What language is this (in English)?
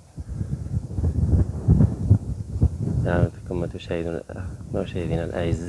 Arabic